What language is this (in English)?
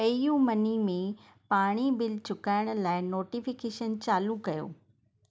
Sindhi